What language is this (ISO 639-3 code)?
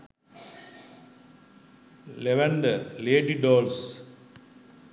sin